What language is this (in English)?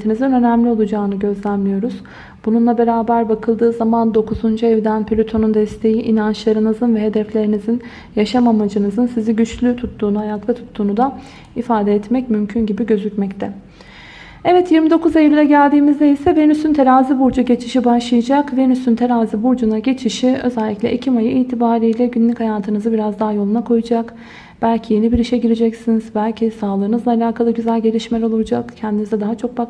Turkish